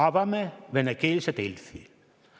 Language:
Estonian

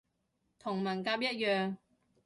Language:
Cantonese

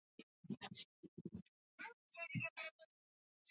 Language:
Swahili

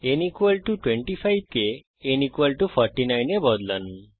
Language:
Bangla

